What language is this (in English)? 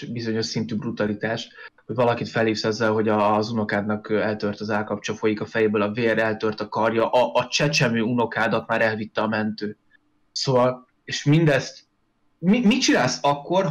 Hungarian